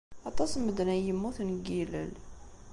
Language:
Kabyle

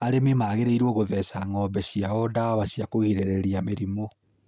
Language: Kikuyu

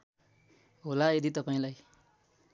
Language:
Nepali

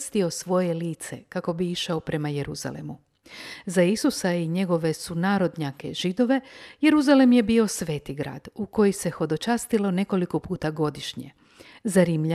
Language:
Croatian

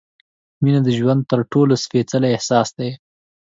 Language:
Pashto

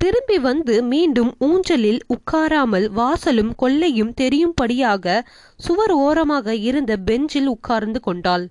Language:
Tamil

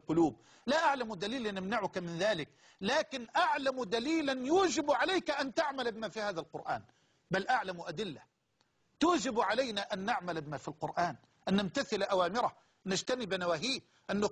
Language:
Arabic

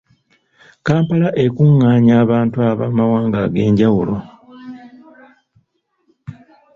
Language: Ganda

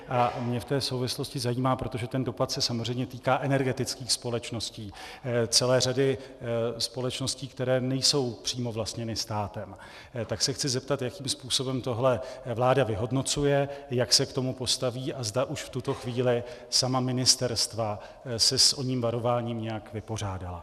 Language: Czech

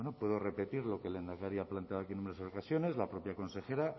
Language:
Spanish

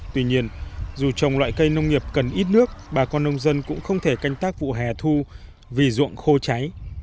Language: Vietnamese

